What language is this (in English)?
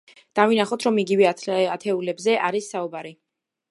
Georgian